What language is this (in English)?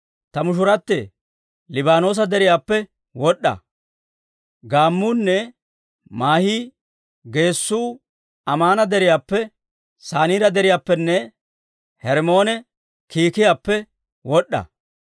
Dawro